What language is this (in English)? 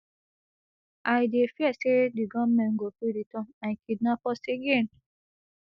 Nigerian Pidgin